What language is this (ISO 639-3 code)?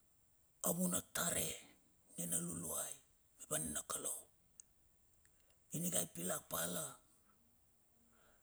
bxf